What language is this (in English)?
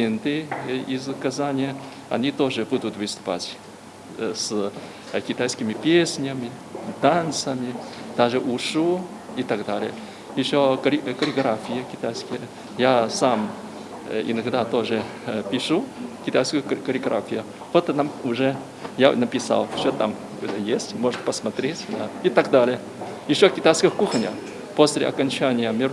Russian